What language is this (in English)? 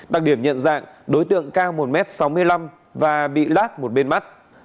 Vietnamese